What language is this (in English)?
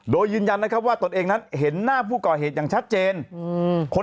Thai